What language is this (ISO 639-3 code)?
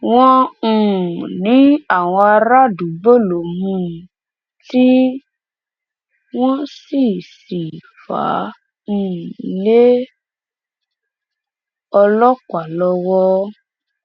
yor